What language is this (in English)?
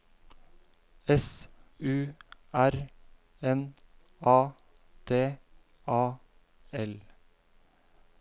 Norwegian